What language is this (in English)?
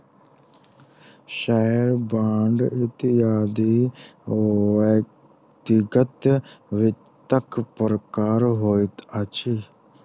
Maithili